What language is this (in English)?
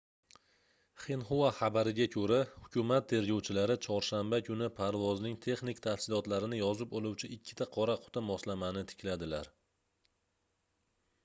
Uzbek